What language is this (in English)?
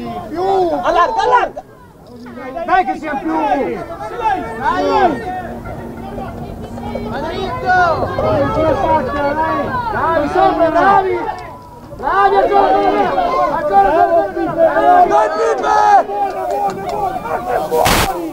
Italian